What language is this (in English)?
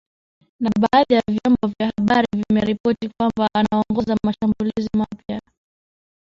Swahili